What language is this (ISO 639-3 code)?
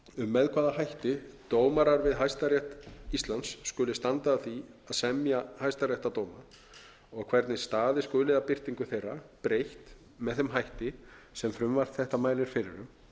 isl